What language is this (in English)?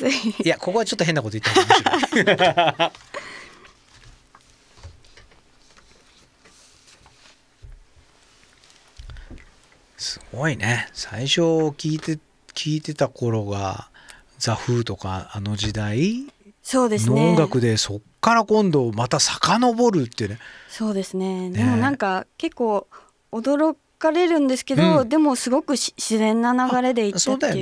Japanese